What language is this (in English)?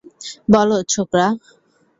Bangla